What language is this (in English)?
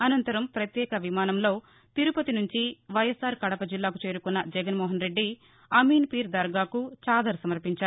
Telugu